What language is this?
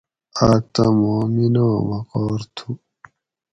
Gawri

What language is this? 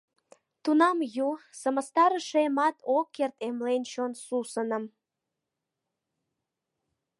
Mari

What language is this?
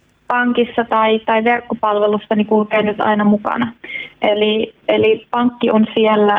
Finnish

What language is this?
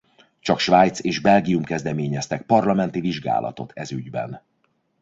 Hungarian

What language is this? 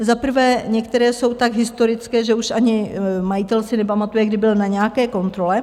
Czech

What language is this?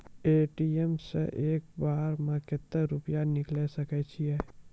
Maithili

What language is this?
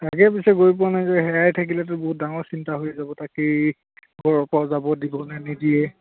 Assamese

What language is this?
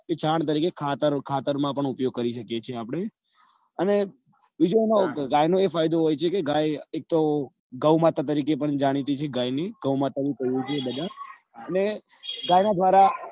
Gujarati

